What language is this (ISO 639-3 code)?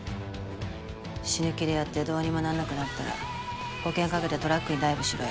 jpn